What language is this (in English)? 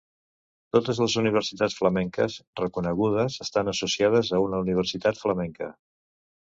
Catalan